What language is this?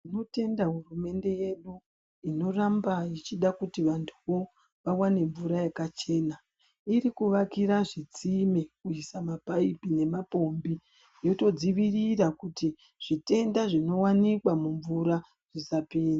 Ndau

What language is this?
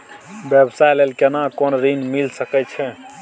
Maithili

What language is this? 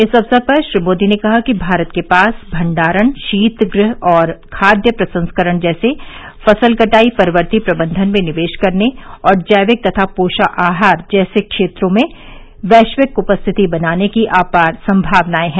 Hindi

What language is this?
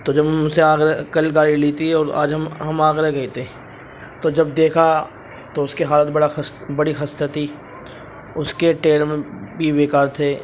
Urdu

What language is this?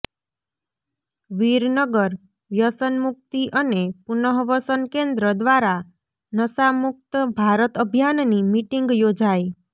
Gujarati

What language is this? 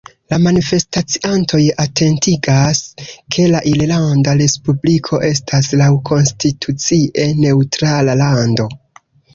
Esperanto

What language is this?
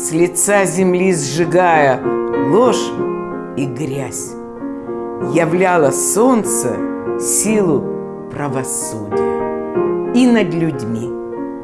Russian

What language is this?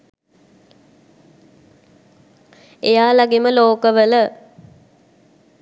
Sinhala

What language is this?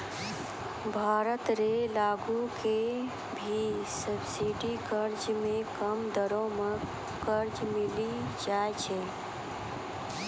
Maithili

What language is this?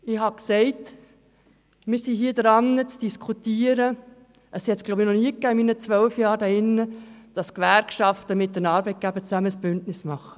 Swiss German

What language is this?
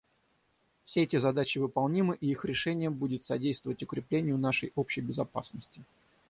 Russian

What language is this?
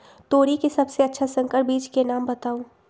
Magahi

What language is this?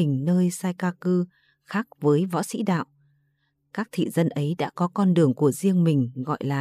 Vietnamese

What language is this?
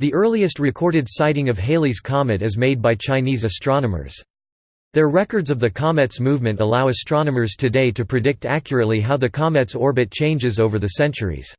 English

